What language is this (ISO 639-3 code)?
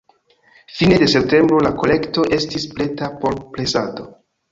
epo